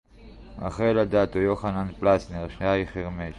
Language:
Hebrew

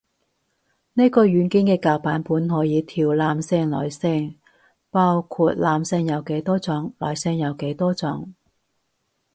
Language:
Cantonese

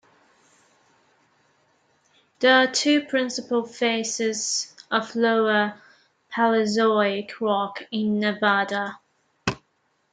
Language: English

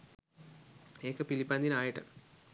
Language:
Sinhala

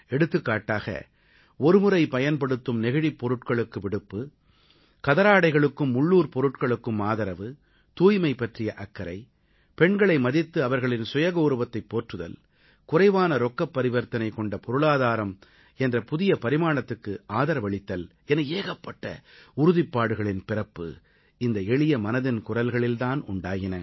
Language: Tamil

